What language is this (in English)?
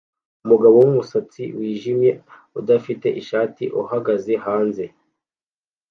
Kinyarwanda